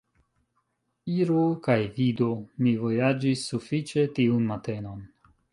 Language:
Esperanto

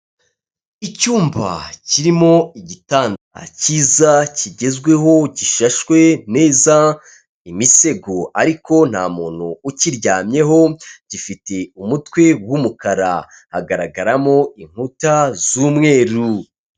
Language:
Kinyarwanda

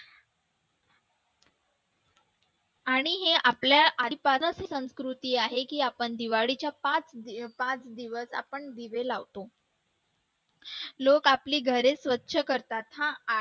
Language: Marathi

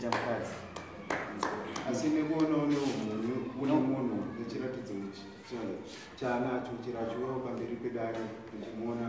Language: Indonesian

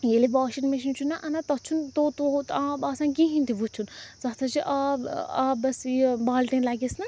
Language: Kashmiri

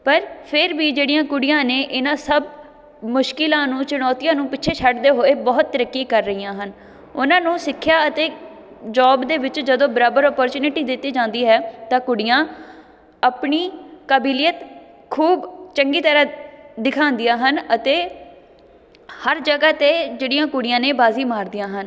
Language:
Punjabi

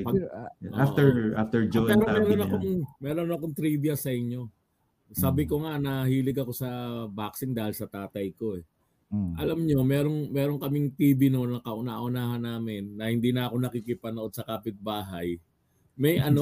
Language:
Filipino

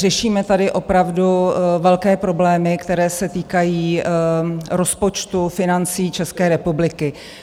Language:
Czech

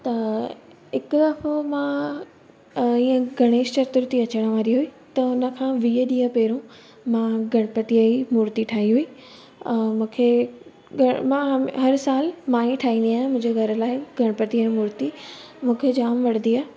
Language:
Sindhi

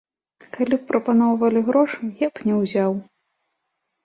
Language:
Belarusian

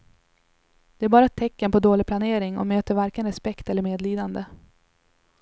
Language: Swedish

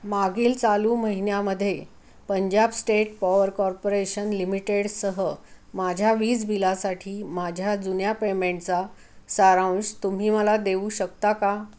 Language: Marathi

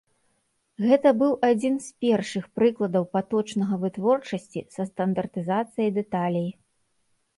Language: Belarusian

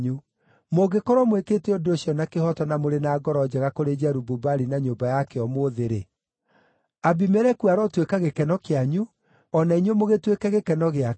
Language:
Kikuyu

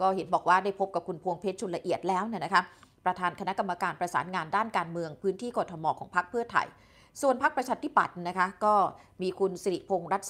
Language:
Thai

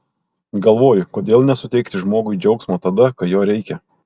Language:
Lithuanian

